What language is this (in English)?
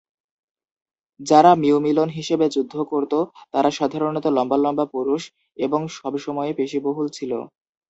Bangla